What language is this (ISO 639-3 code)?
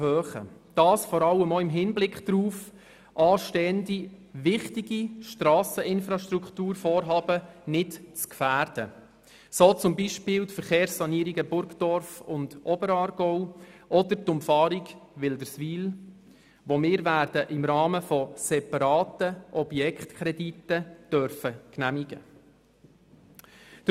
gsw